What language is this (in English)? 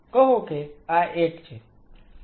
Gujarati